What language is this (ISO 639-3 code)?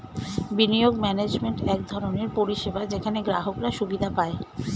ben